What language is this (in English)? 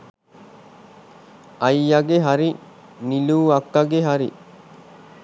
Sinhala